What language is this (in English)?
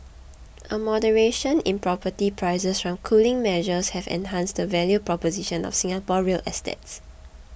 English